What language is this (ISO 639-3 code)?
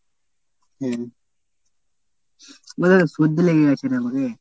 ben